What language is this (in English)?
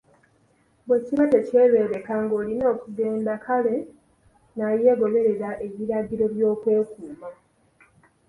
Ganda